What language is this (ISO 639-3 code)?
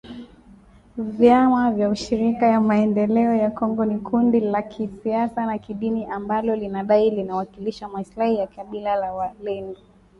swa